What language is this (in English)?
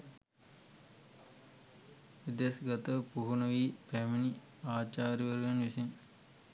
Sinhala